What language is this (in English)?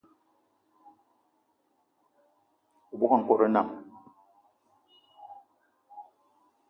Eton (Cameroon)